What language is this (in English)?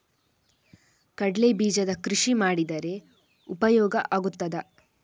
Kannada